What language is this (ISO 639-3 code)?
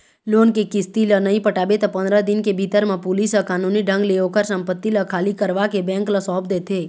hne